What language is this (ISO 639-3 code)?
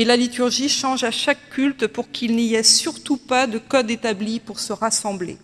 fra